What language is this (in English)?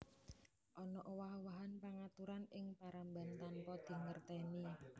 Javanese